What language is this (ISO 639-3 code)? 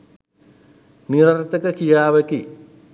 sin